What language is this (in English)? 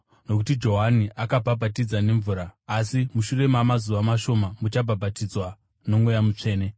Shona